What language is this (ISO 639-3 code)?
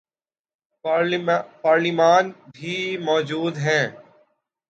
urd